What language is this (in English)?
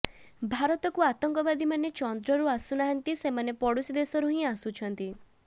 Odia